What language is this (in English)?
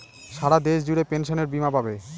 Bangla